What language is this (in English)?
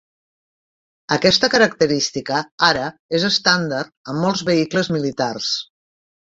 Catalan